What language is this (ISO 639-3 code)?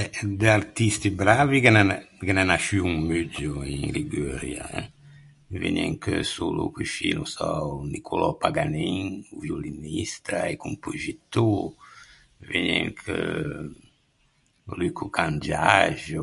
lij